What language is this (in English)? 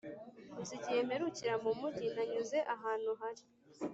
Kinyarwanda